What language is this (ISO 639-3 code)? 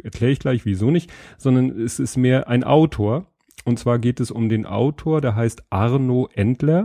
deu